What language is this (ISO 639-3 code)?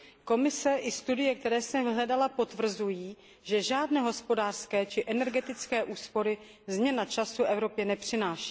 ces